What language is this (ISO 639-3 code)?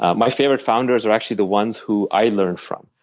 eng